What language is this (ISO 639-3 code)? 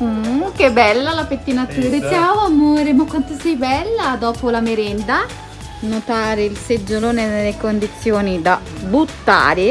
ita